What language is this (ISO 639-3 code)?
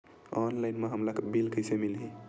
hne